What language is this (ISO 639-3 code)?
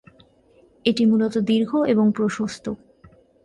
ben